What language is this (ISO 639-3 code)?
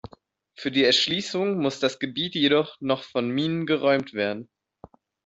deu